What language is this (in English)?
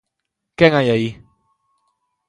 Galician